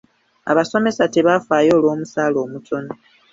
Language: Ganda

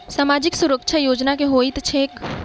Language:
Maithili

